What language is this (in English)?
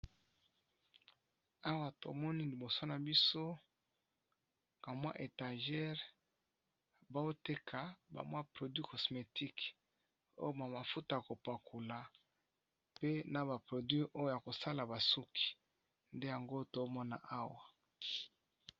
Lingala